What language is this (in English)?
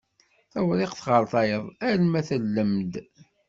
Kabyle